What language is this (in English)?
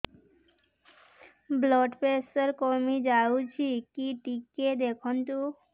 Odia